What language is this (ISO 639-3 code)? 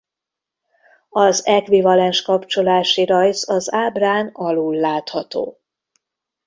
hun